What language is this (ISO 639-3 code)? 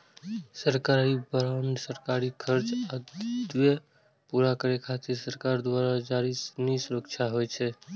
mai